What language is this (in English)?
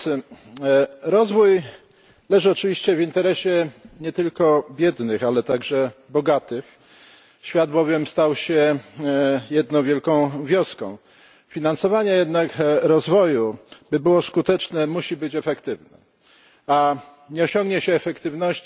Polish